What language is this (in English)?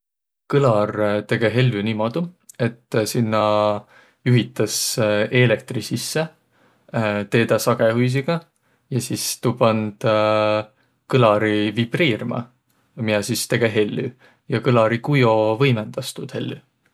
Võro